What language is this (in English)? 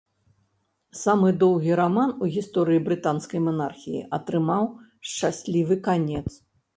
Belarusian